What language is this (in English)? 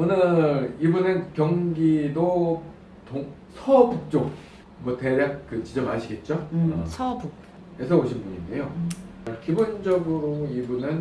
Korean